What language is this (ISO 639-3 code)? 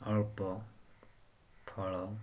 ori